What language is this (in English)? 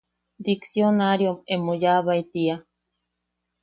Yaqui